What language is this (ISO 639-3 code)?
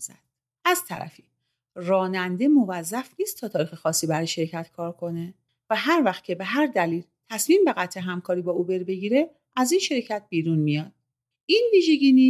fas